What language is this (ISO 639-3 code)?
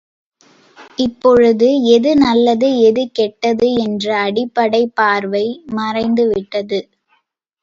tam